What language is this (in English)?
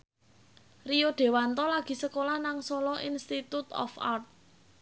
Javanese